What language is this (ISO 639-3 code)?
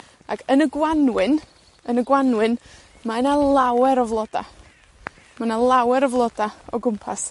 cym